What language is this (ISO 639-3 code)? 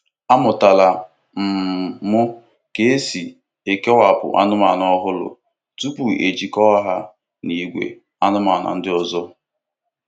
ibo